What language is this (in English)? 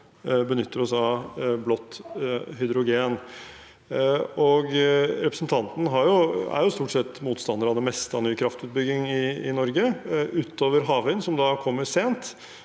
Norwegian